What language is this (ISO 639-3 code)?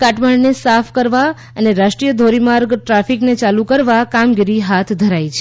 guj